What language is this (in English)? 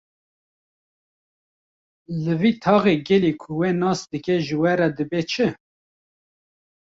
Kurdish